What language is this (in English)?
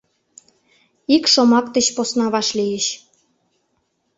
Mari